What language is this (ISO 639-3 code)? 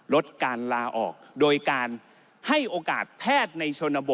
tha